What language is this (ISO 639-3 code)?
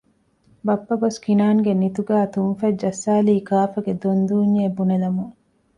div